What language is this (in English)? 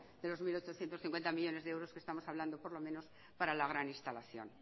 Spanish